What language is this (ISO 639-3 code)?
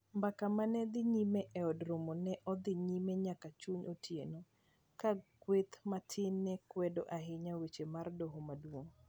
luo